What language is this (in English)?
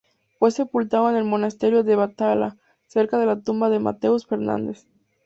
Spanish